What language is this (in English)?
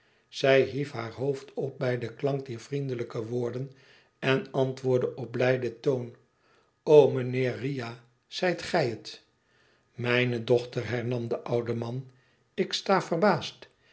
Dutch